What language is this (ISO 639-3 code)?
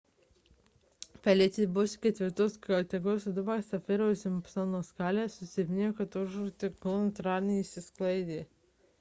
lit